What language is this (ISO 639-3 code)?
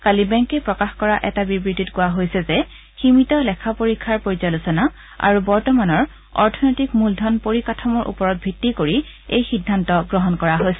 asm